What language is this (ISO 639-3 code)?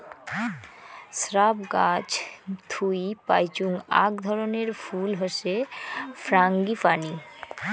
ben